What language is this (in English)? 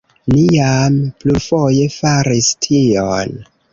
Esperanto